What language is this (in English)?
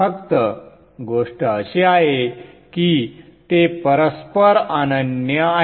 Marathi